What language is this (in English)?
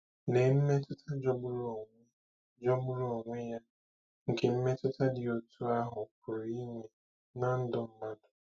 Igbo